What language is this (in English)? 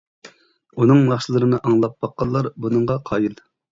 Uyghur